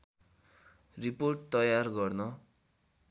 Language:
Nepali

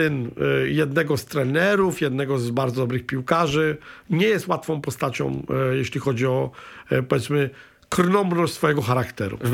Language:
Polish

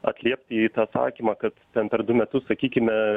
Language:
Lithuanian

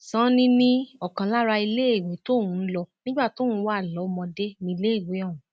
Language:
Yoruba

